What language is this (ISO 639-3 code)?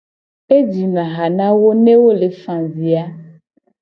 gej